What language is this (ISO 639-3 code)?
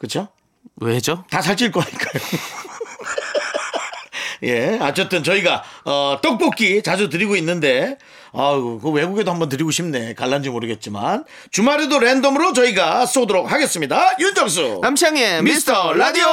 kor